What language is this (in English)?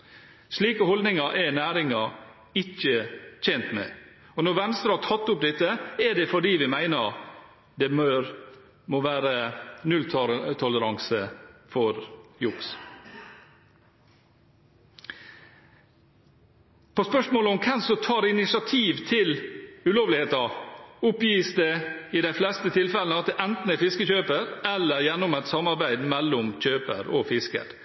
Norwegian Bokmål